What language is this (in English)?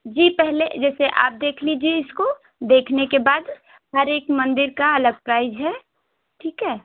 Hindi